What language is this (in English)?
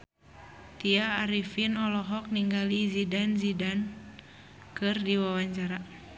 Sundanese